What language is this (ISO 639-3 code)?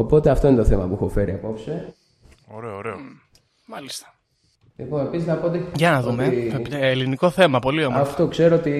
ell